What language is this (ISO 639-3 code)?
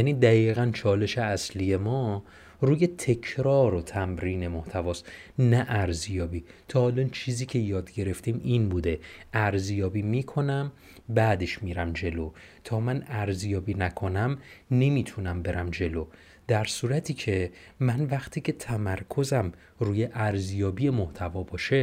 fas